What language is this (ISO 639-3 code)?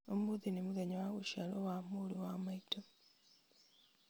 kik